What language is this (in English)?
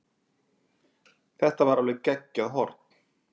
Icelandic